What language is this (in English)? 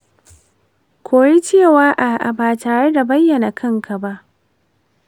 Hausa